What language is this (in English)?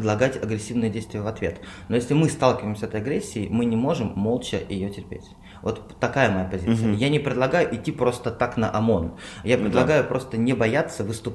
Russian